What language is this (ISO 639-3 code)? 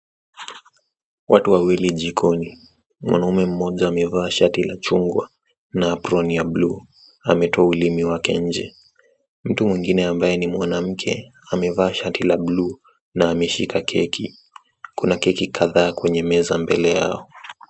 swa